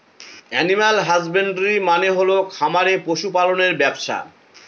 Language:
Bangla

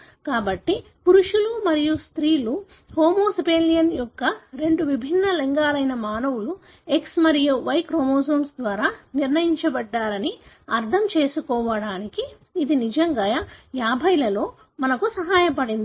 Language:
Telugu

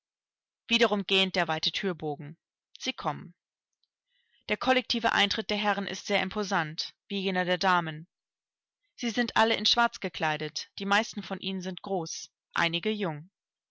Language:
German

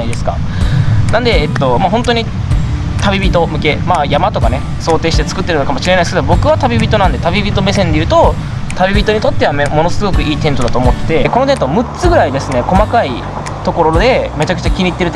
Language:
Japanese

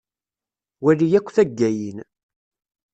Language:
Kabyle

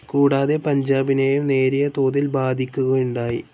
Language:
Malayalam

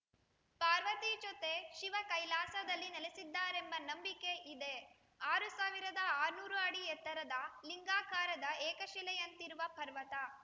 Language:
Kannada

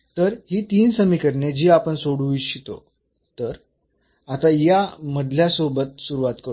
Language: Marathi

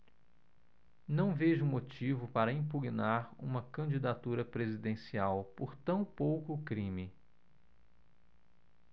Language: Portuguese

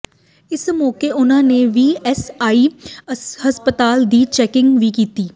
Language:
Punjabi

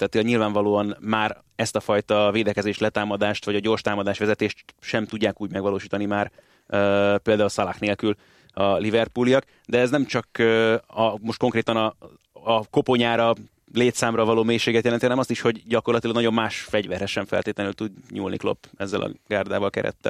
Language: Hungarian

